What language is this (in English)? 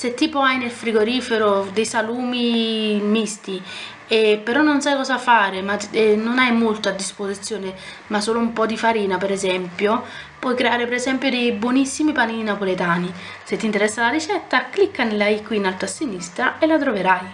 Italian